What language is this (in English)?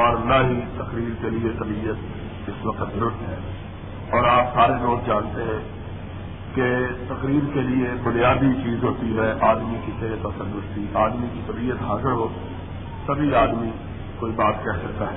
Urdu